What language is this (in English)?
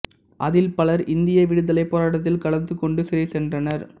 Tamil